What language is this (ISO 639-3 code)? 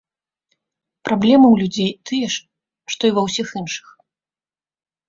bel